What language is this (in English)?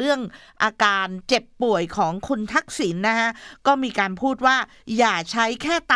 Thai